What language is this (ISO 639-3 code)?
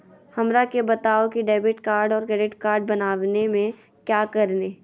mag